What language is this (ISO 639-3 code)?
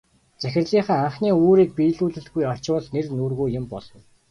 mon